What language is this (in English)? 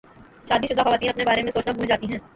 Urdu